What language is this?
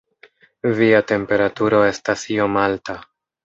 Esperanto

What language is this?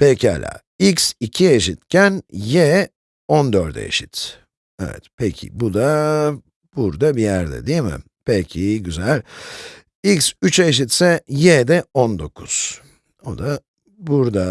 Turkish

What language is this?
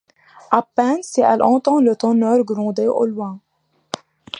French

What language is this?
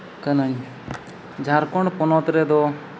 Santali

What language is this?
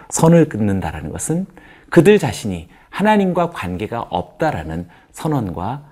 Korean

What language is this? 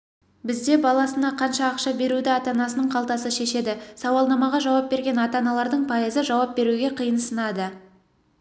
Kazakh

